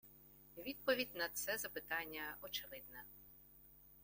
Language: Ukrainian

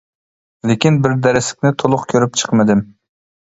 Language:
Uyghur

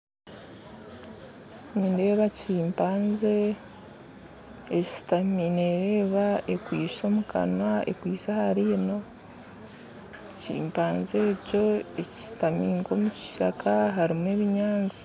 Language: Nyankole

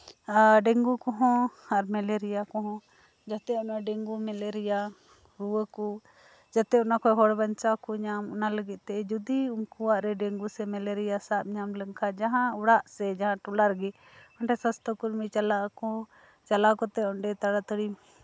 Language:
Santali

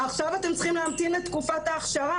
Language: Hebrew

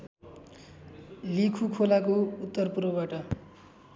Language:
Nepali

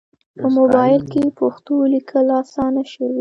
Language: Pashto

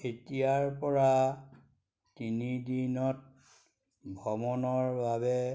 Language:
Assamese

